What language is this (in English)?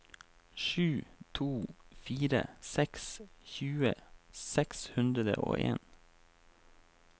Norwegian